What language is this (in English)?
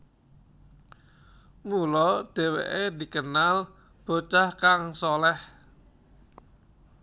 Javanese